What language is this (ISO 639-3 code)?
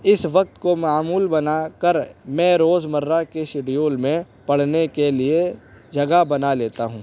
urd